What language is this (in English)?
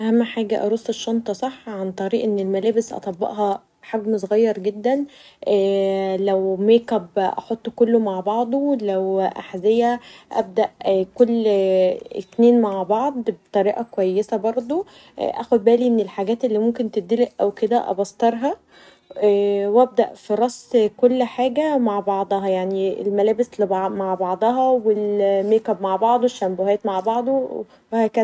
Egyptian Arabic